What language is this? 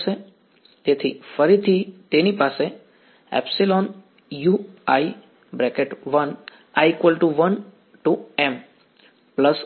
Gujarati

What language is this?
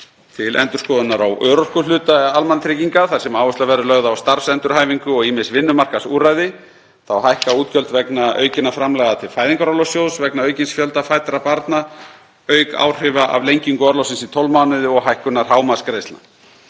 Icelandic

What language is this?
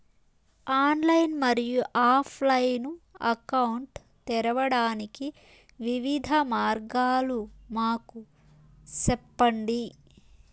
Telugu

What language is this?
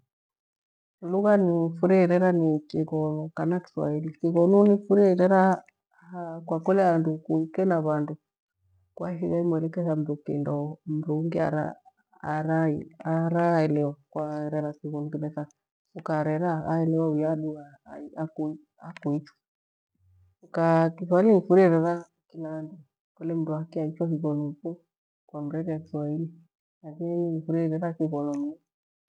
Gweno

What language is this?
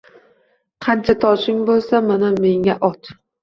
Uzbek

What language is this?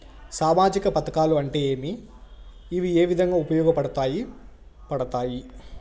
Telugu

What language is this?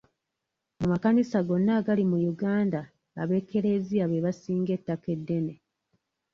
Ganda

